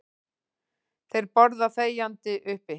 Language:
Icelandic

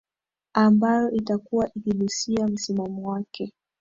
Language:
Swahili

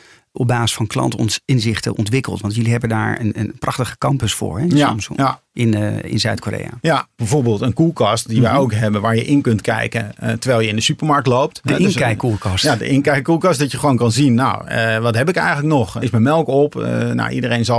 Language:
Dutch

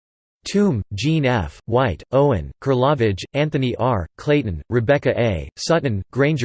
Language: English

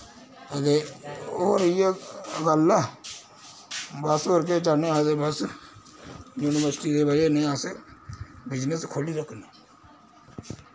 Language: Dogri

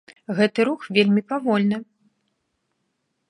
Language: Belarusian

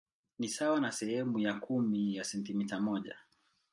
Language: Swahili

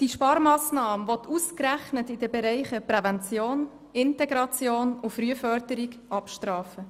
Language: Swiss German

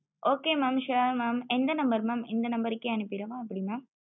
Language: Tamil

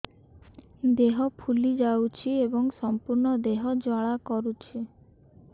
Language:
Odia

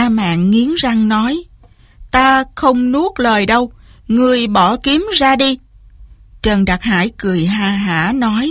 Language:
Vietnamese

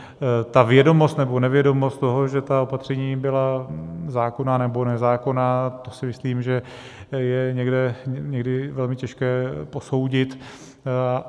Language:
Czech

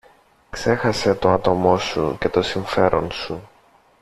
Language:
Greek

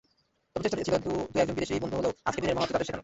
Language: Bangla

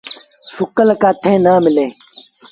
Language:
Sindhi Bhil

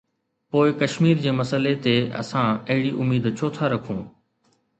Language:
Sindhi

